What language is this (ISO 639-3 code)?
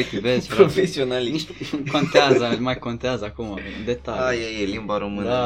ron